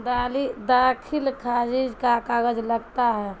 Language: Urdu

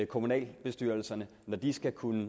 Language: Danish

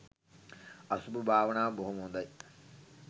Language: Sinhala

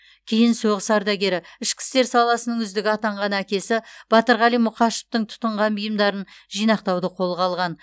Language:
Kazakh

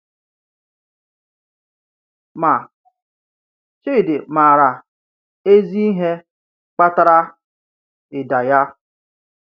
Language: Igbo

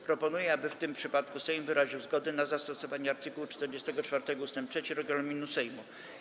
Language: Polish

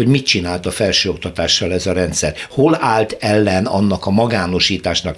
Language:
Hungarian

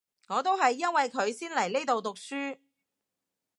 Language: Cantonese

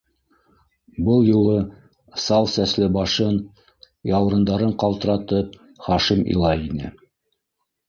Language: Bashkir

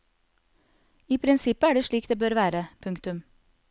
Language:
Norwegian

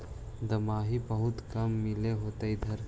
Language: Magahi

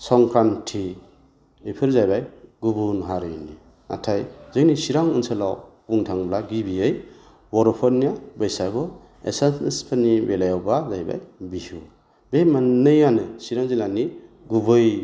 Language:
Bodo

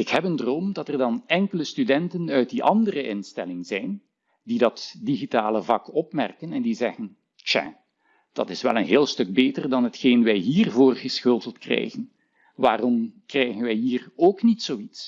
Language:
Dutch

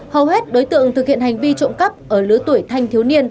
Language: Vietnamese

